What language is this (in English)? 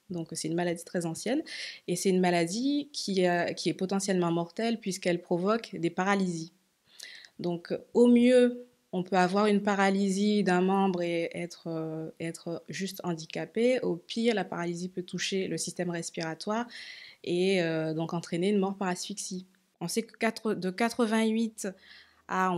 French